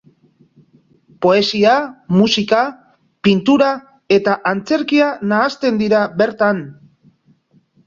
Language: Basque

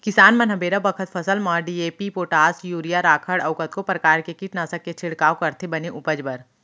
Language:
Chhattisgarhi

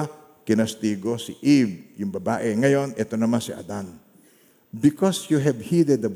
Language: Filipino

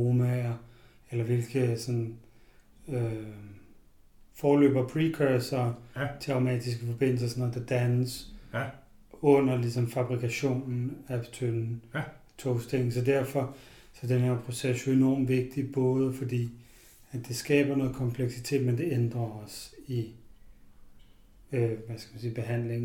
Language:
Danish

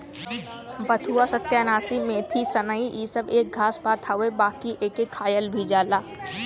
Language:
Bhojpuri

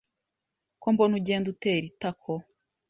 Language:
Kinyarwanda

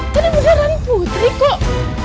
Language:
Indonesian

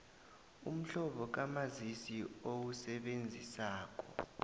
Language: South Ndebele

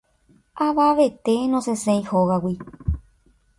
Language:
Guarani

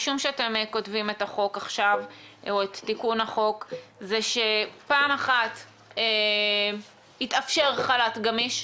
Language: Hebrew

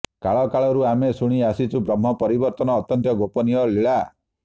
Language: Odia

